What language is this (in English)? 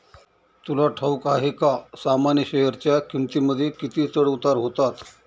Marathi